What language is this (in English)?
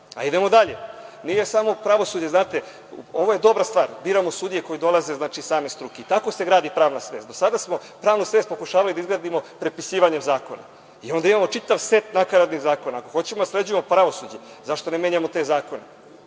Serbian